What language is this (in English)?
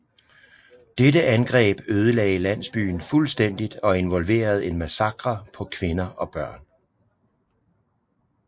Danish